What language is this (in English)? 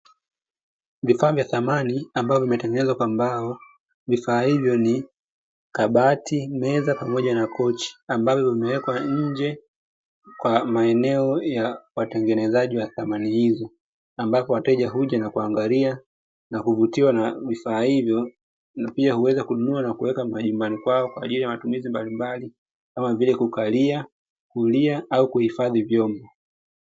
Swahili